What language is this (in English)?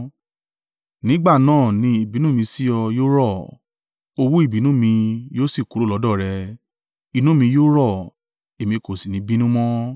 Yoruba